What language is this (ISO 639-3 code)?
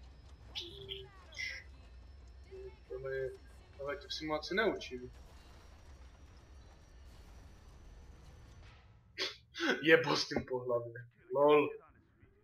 ces